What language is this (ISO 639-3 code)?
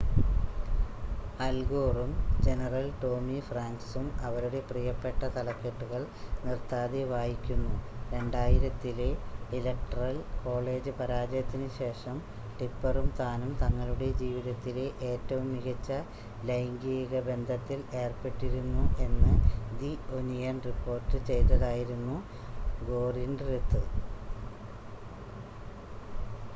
mal